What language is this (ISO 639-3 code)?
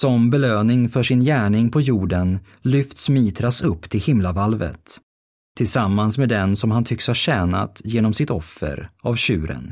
swe